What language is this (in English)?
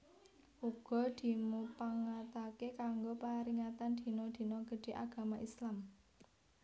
Javanese